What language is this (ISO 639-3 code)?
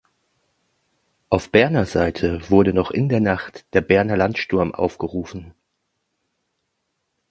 deu